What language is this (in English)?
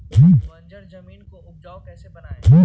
Magahi